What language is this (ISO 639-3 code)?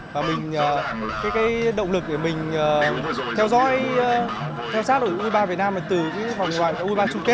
vie